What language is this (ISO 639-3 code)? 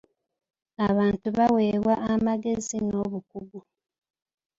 lug